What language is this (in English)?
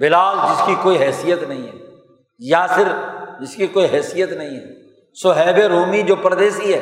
Urdu